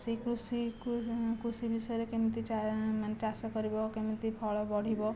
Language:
Odia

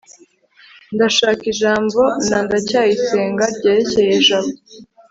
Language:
Kinyarwanda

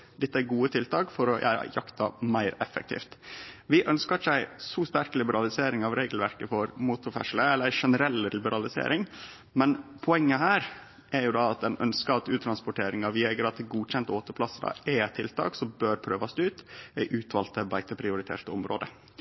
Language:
Norwegian Nynorsk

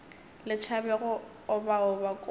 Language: Northern Sotho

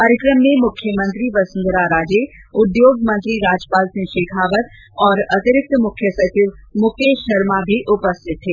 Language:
Hindi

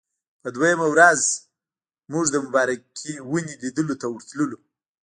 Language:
Pashto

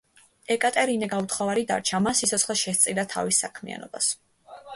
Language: Georgian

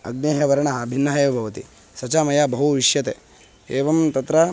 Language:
Sanskrit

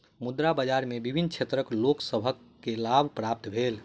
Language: Maithili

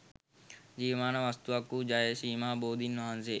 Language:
Sinhala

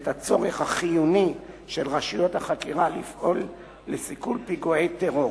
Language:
Hebrew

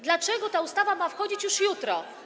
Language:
Polish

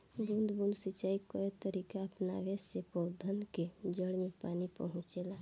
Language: Bhojpuri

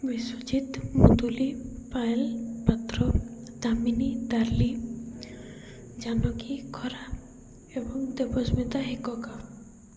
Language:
Odia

